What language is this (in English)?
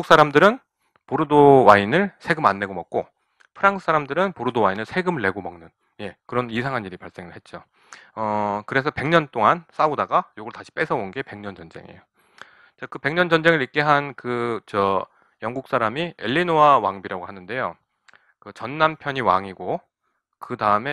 Korean